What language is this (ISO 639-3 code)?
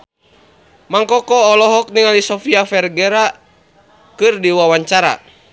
sun